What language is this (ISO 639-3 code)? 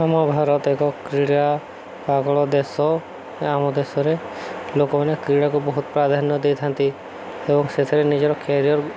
ori